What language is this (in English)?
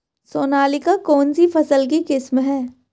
Hindi